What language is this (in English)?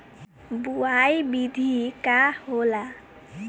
Bhojpuri